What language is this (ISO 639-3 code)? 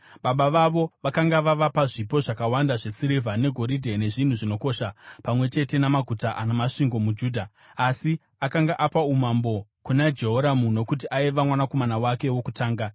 sna